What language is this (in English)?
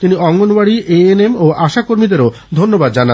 Bangla